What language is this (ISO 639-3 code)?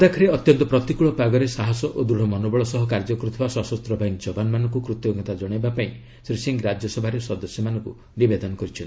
ori